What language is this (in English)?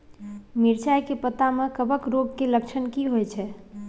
Maithili